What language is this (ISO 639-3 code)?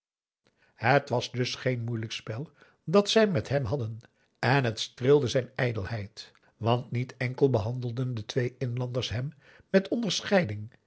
nld